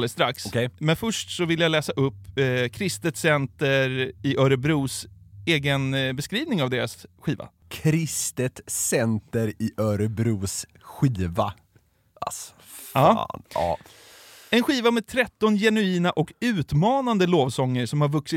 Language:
Swedish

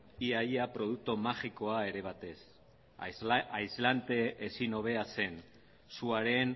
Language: Basque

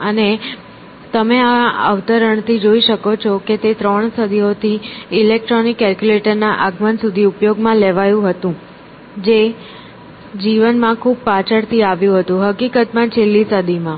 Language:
Gujarati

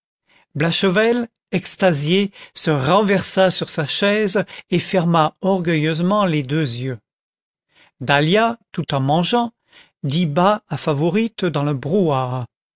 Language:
French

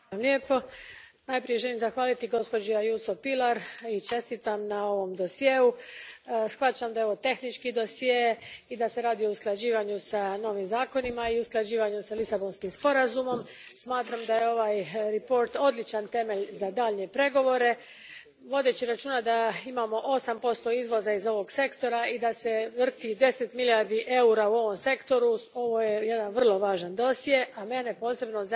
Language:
Croatian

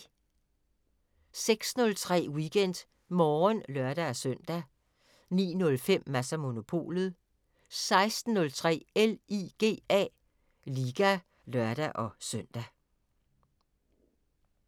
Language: Danish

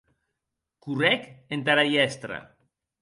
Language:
Occitan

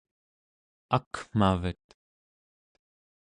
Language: Central Yupik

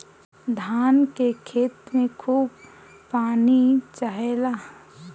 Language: Bhojpuri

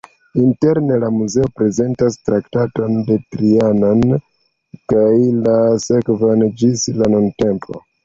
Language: Esperanto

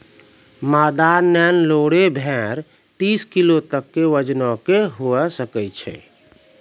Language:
Maithili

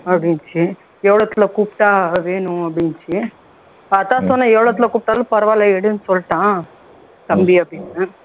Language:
Tamil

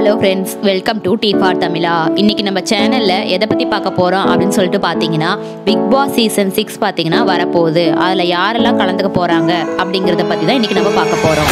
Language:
Indonesian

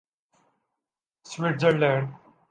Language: Urdu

